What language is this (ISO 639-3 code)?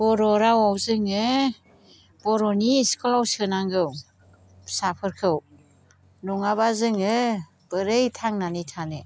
brx